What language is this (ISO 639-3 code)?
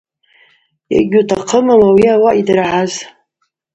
abq